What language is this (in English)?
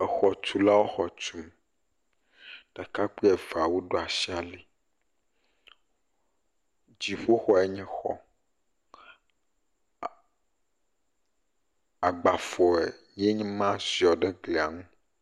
Ewe